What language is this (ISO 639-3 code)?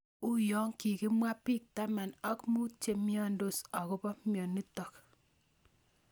kln